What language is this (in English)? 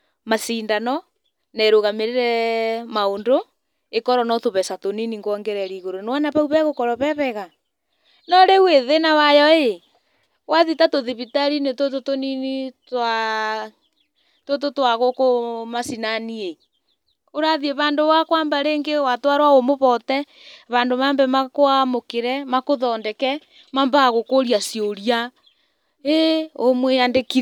Kikuyu